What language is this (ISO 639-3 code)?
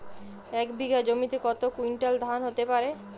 ben